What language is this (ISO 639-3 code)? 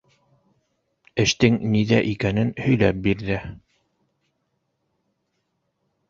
bak